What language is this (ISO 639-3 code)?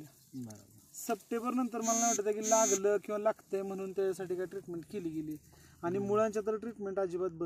tur